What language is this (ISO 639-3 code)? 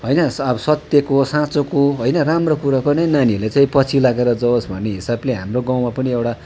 nep